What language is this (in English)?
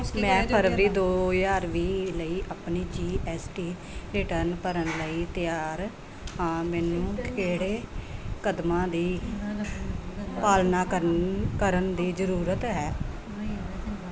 Punjabi